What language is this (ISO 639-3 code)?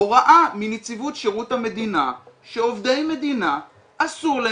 heb